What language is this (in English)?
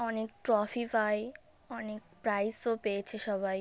Bangla